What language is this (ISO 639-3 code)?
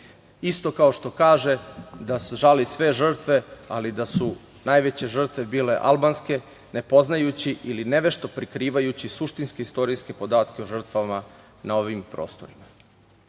srp